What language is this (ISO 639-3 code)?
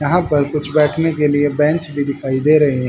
hin